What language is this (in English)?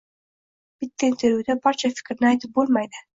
Uzbek